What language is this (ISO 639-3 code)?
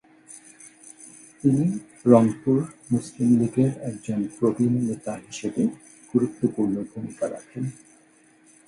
ben